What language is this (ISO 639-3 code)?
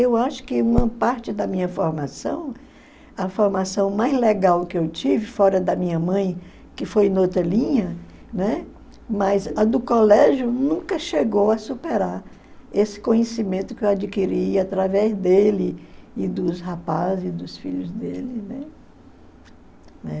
por